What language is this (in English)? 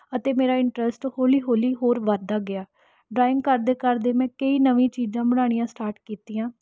Punjabi